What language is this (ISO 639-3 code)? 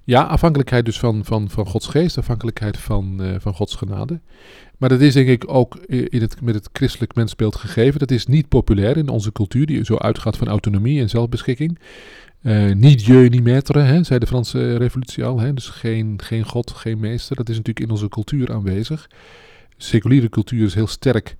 nld